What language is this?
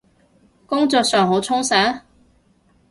Cantonese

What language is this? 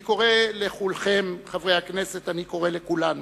Hebrew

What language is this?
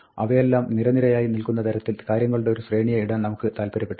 Malayalam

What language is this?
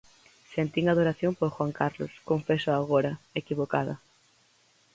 Galician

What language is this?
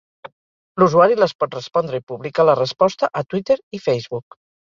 Catalan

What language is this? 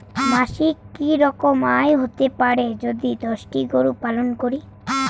Bangla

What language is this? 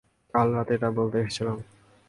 Bangla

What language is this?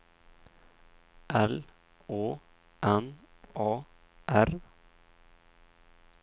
Swedish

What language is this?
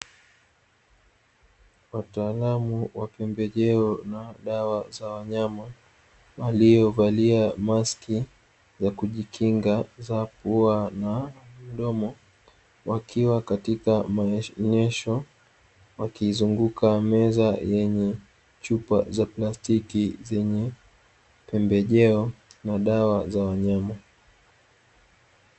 Swahili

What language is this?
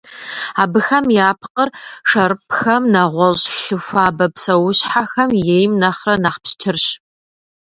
Kabardian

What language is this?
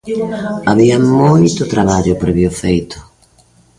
Galician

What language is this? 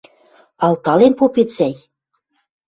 Western Mari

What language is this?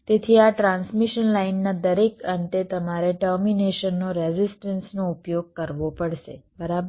Gujarati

